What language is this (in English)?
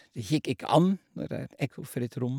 Norwegian